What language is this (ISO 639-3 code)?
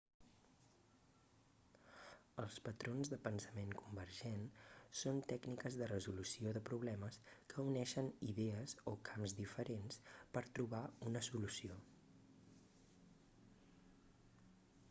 cat